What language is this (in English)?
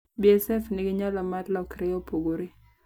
Luo (Kenya and Tanzania)